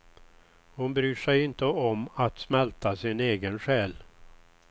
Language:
Swedish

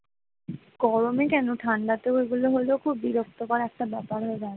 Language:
Bangla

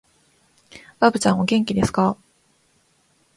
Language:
Japanese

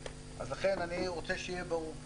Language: Hebrew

